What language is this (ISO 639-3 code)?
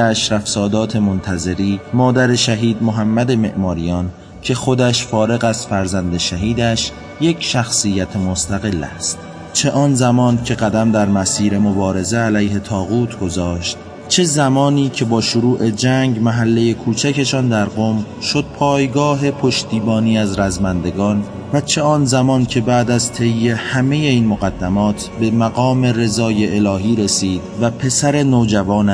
fas